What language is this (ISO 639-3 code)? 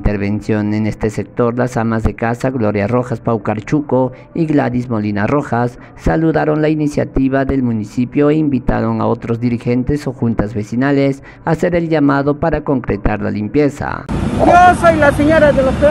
spa